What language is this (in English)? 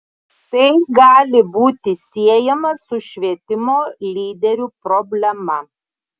Lithuanian